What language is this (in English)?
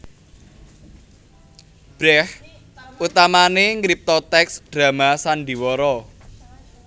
Javanese